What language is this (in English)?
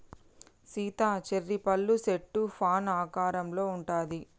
Telugu